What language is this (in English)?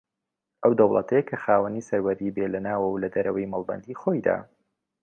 Central Kurdish